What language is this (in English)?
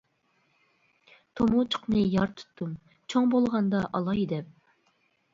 Uyghur